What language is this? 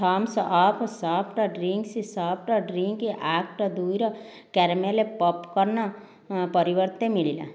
Odia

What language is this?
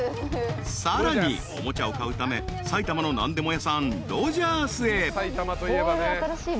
Japanese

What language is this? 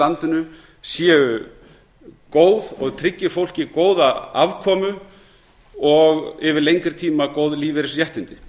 Icelandic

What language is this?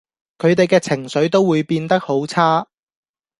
Cantonese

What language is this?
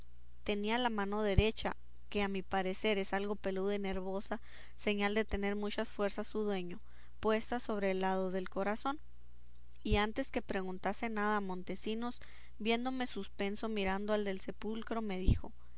Spanish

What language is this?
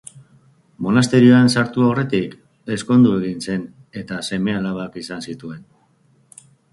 Basque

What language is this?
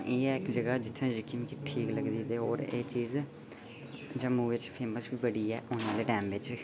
Dogri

